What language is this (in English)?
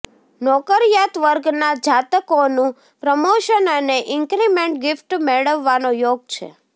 Gujarati